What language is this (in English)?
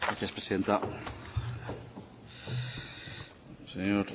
Spanish